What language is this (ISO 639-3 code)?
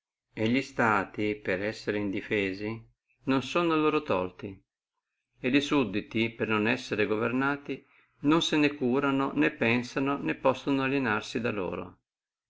ita